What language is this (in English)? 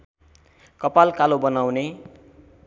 Nepali